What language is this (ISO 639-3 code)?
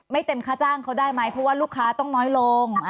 tha